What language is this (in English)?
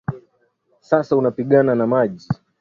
Swahili